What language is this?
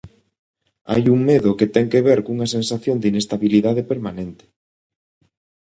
Galician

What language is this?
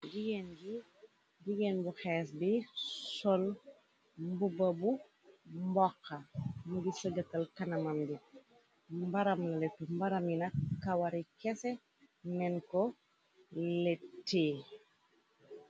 Wolof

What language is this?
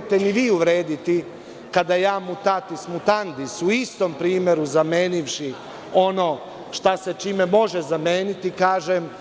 Serbian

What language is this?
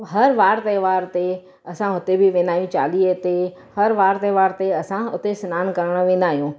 Sindhi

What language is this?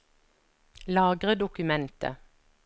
Norwegian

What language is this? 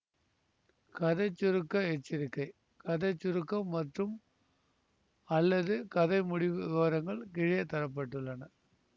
Tamil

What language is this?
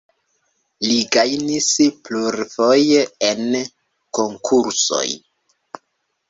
Esperanto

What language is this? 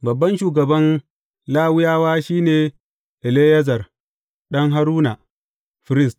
Hausa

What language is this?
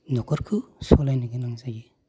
Bodo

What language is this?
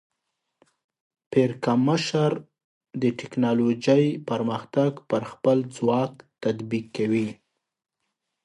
Pashto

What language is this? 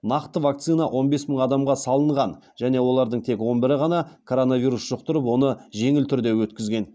Kazakh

